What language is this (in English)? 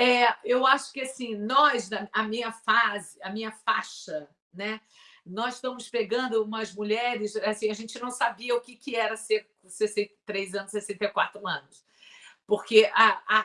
Portuguese